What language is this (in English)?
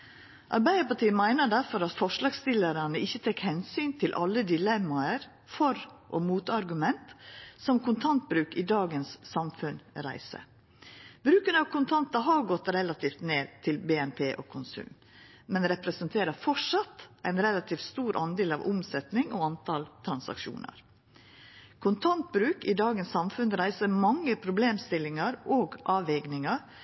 Norwegian Nynorsk